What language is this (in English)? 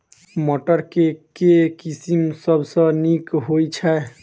Maithili